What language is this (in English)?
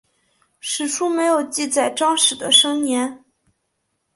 Chinese